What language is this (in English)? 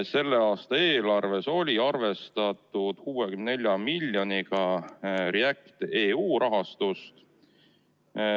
Estonian